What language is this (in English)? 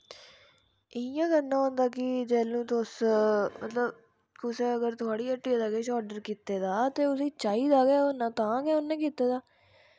Dogri